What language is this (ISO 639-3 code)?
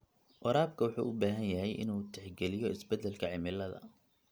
som